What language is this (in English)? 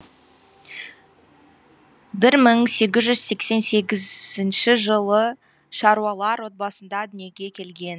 Kazakh